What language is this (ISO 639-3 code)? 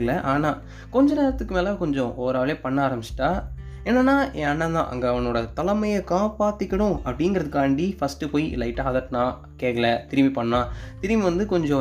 tam